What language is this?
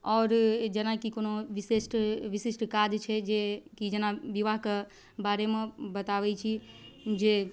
Maithili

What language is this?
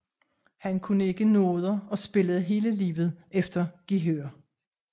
Danish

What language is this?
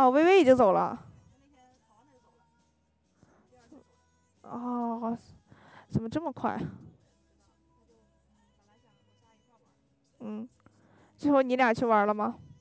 Chinese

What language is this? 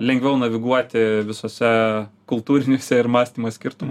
Lithuanian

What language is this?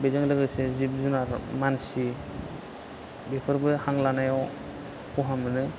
Bodo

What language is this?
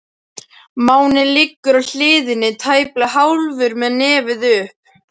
Icelandic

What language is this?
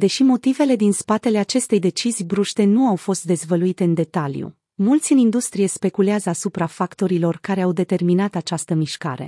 Romanian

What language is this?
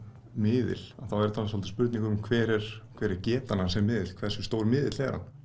Icelandic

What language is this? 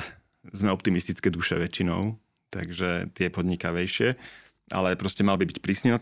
Slovak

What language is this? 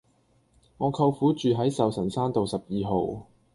Cantonese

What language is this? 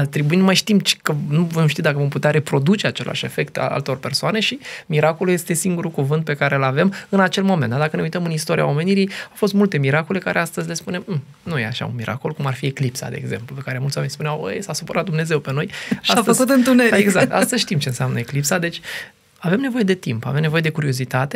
Romanian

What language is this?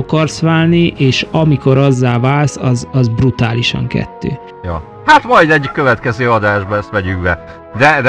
Hungarian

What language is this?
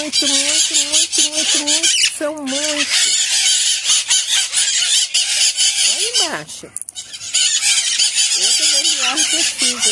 Portuguese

